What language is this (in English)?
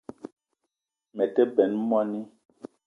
Eton (Cameroon)